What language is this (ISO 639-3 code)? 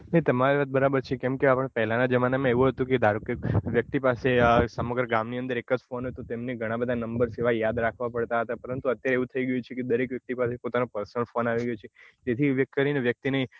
guj